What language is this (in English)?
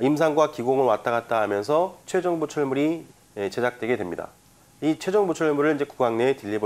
Korean